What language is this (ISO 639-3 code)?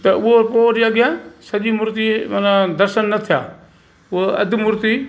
snd